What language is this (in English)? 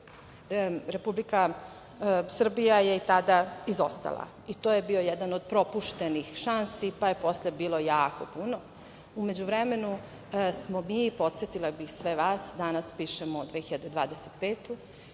Serbian